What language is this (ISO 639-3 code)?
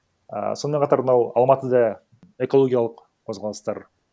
kaz